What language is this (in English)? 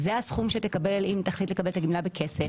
Hebrew